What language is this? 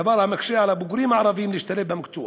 Hebrew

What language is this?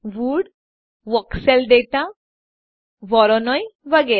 Gujarati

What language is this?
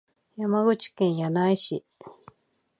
Japanese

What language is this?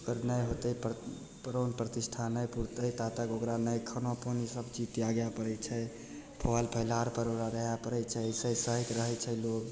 Maithili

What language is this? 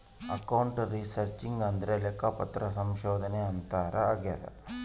Kannada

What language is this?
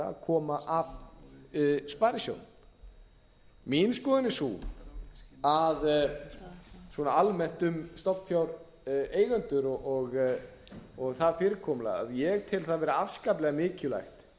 Icelandic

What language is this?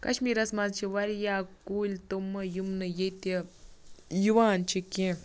Kashmiri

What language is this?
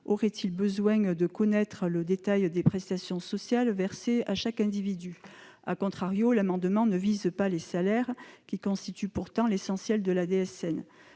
French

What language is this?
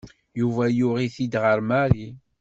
Kabyle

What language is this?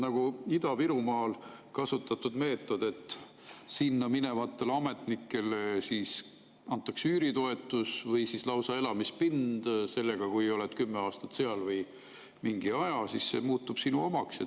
Estonian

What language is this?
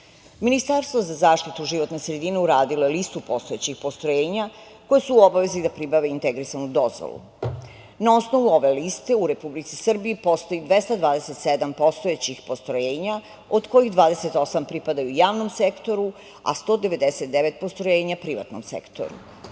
Serbian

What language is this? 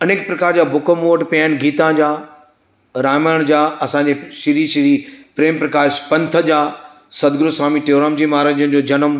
Sindhi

